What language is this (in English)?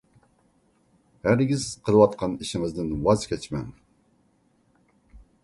Uyghur